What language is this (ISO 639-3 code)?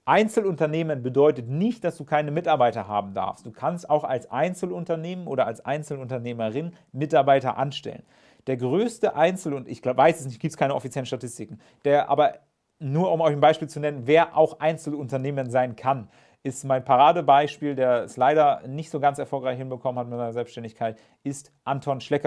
deu